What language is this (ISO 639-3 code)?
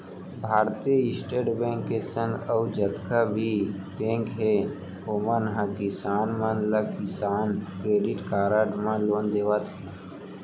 hne